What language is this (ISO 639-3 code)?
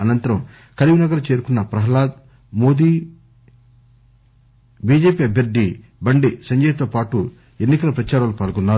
tel